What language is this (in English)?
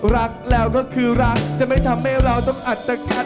Thai